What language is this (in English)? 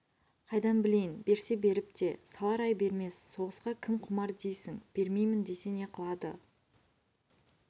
Kazakh